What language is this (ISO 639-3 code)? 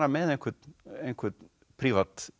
isl